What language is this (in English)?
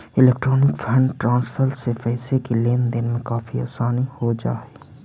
Magahi